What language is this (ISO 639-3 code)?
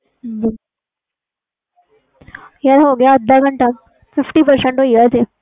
pan